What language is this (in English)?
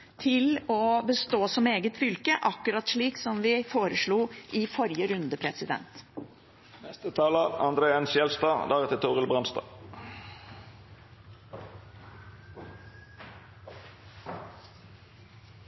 Norwegian Bokmål